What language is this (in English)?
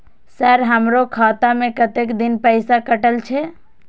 Maithili